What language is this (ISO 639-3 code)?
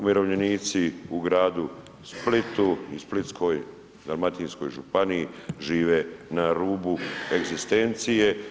hrv